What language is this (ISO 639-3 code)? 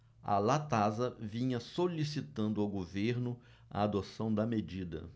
por